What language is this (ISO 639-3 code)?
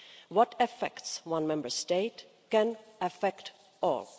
eng